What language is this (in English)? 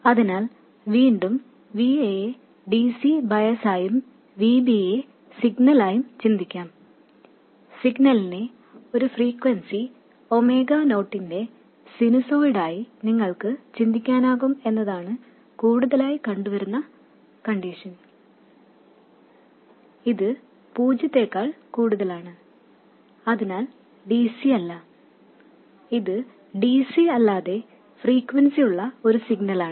Malayalam